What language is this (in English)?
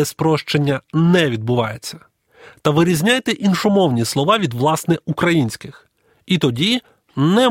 Ukrainian